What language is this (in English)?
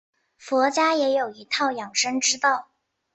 Chinese